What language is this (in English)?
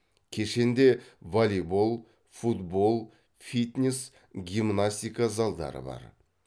Kazakh